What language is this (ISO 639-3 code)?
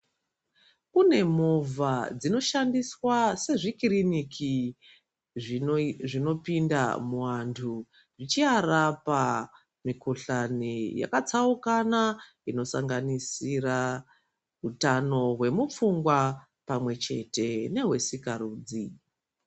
ndc